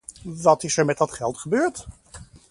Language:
Dutch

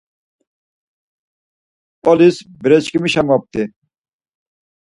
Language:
Laz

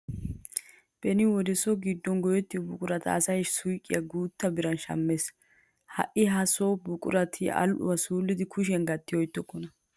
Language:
Wolaytta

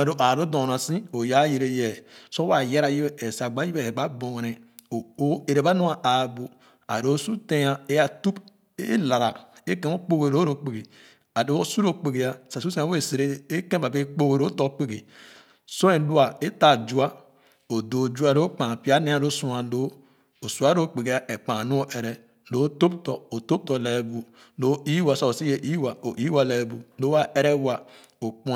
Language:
Khana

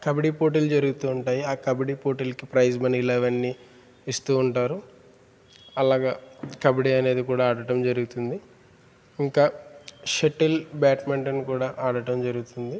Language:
Telugu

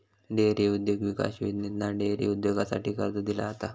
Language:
Marathi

